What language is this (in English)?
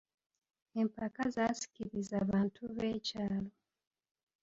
Ganda